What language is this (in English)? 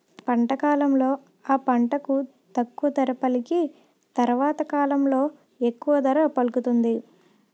Telugu